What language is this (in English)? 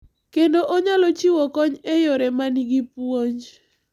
Luo (Kenya and Tanzania)